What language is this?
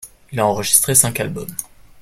French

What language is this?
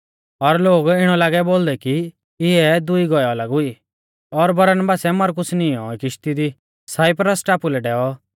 Mahasu Pahari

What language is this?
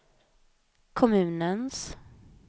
Swedish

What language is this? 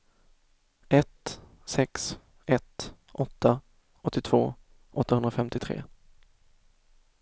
Swedish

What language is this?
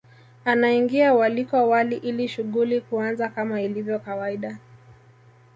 Swahili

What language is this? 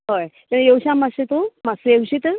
Konkani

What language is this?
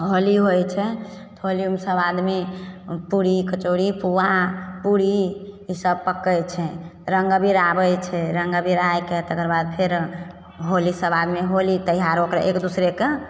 Maithili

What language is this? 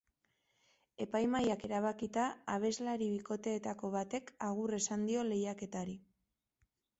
Basque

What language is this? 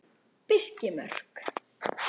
Icelandic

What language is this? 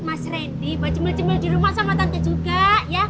Indonesian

